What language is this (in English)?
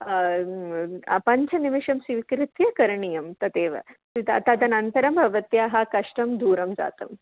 Sanskrit